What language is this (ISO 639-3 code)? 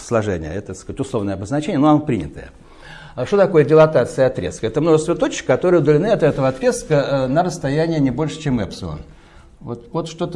rus